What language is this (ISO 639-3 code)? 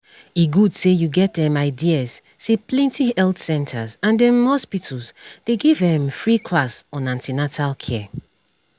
pcm